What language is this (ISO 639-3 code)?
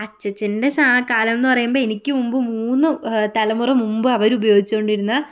mal